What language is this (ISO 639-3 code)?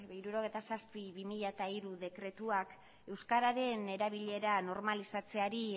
eus